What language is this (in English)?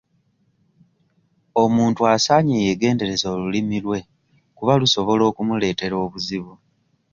Ganda